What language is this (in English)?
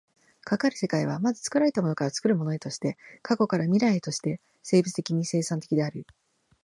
Japanese